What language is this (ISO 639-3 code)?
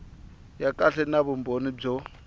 tso